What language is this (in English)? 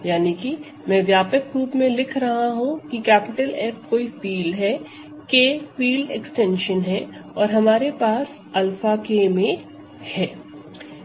Hindi